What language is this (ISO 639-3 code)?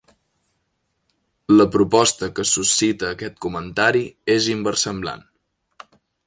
cat